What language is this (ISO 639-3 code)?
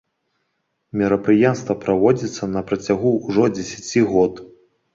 bel